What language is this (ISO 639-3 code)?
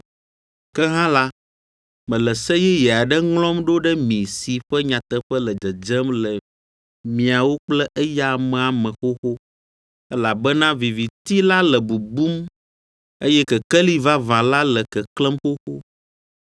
ewe